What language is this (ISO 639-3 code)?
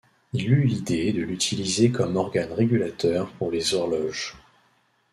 fra